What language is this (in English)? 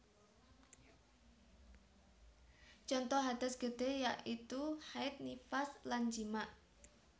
Javanese